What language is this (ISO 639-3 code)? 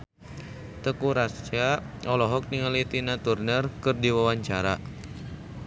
sun